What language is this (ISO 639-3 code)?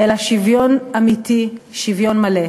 heb